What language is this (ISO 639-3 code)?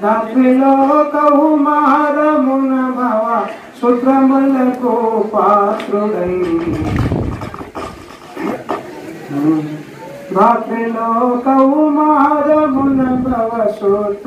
tel